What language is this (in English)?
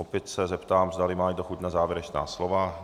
Czech